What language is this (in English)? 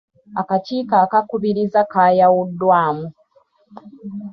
Ganda